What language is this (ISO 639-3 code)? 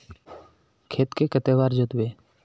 mag